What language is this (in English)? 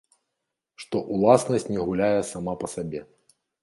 Belarusian